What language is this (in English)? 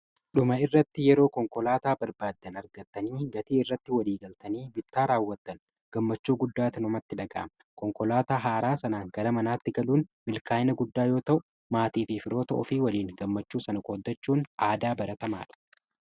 Oromo